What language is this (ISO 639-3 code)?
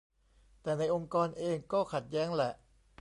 tha